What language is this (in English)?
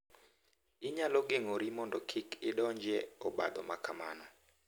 Luo (Kenya and Tanzania)